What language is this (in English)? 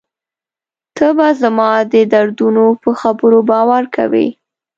Pashto